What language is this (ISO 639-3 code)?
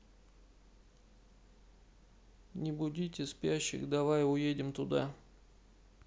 rus